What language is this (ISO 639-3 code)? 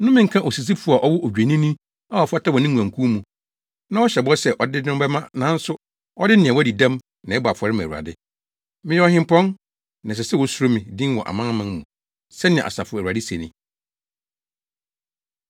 aka